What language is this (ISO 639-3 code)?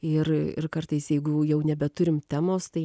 lit